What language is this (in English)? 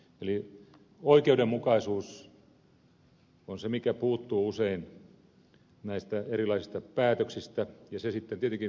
Finnish